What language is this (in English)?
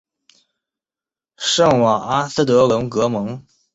Chinese